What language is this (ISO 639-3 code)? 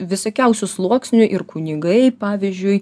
lit